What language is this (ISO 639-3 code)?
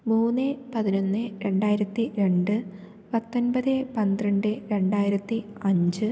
mal